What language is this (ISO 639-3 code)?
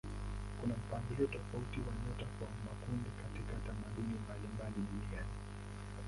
swa